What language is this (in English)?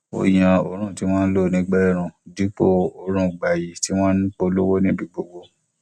Yoruba